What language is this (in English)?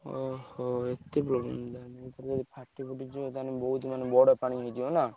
Odia